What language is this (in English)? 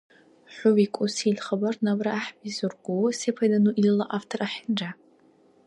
Dargwa